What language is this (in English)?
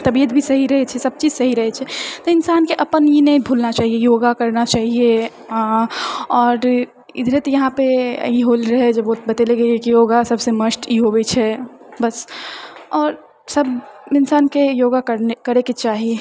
Maithili